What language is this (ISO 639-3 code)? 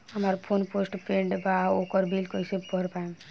bho